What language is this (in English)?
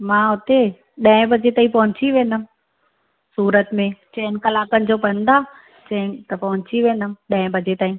Sindhi